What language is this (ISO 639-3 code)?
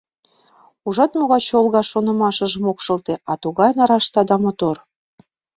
chm